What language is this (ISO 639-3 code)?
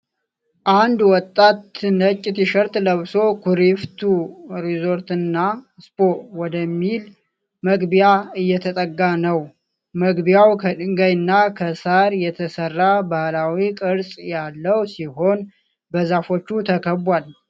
amh